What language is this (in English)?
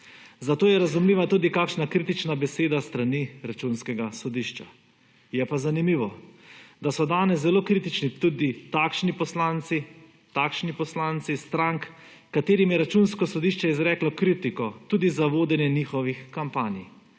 Slovenian